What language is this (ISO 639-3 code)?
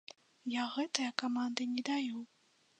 bel